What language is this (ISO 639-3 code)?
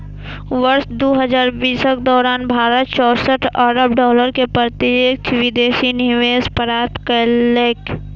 mai